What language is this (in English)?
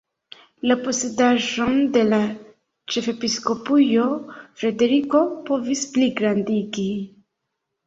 Esperanto